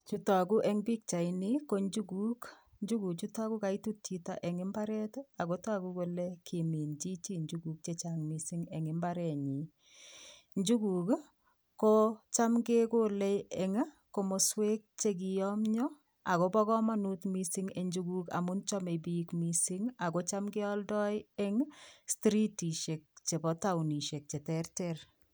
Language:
Kalenjin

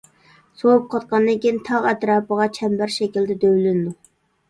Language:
Uyghur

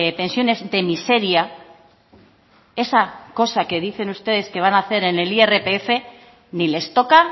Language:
Spanish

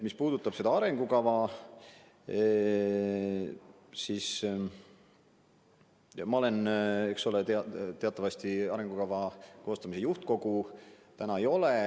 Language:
Estonian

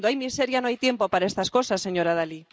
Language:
Spanish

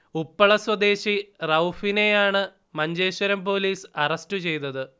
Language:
Malayalam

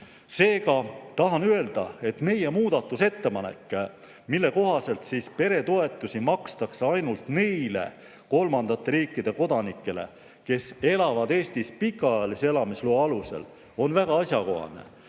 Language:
Estonian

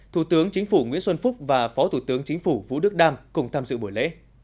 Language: Vietnamese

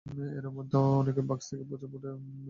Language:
Bangla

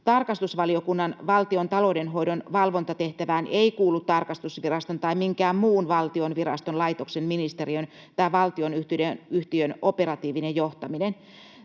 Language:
Finnish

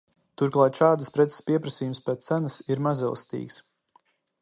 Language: Latvian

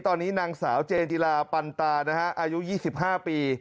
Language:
Thai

